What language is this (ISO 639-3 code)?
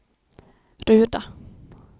swe